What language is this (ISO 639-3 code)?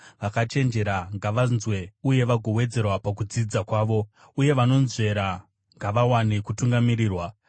sna